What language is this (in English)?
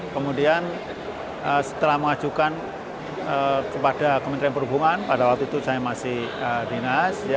Indonesian